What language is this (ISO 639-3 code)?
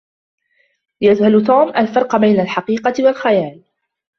ara